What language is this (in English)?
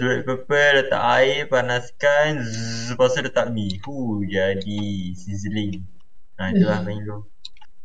Malay